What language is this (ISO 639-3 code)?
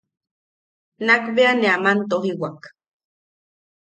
yaq